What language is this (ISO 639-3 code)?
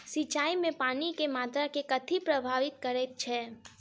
mai